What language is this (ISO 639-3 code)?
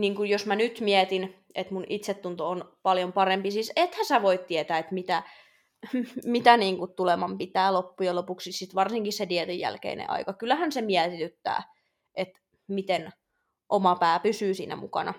fin